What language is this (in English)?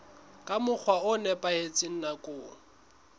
Southern Sotho